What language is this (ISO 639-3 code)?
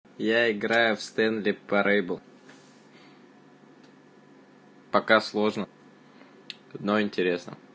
rus